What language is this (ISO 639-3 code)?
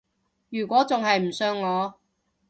yue